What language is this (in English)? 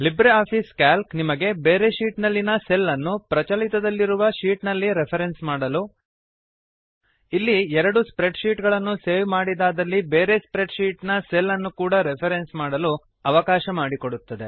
Kannada